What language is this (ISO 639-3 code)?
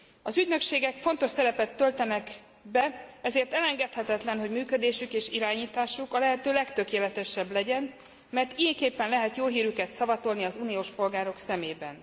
hun